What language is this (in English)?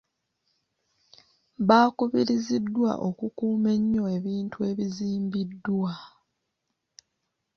Ganda